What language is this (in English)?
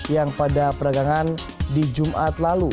Indonesian